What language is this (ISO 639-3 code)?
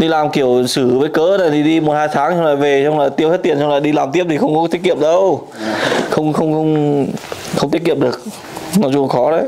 vie